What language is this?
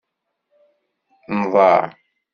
Kabyle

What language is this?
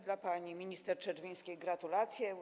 Polish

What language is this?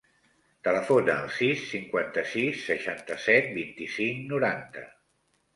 Catalan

